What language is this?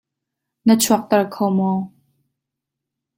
Hakha Chin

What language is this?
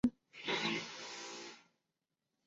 Chinese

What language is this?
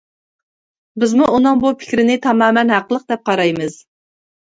Uyghur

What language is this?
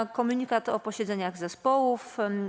Polish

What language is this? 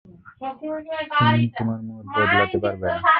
Bangla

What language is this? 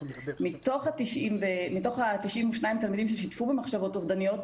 Hebrew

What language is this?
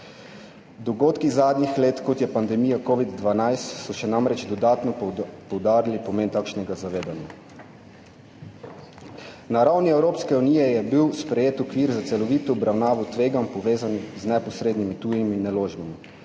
Slovenian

